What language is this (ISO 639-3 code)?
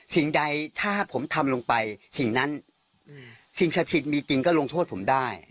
tha